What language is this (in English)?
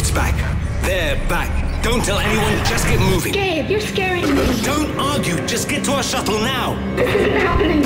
English